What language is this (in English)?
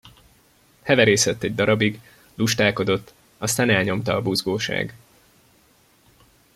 Hungarian